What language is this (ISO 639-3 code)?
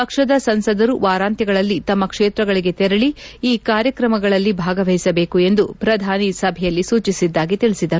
kan